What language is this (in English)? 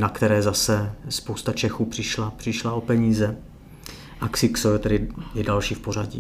Czech